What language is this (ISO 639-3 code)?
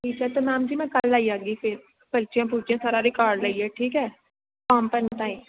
doi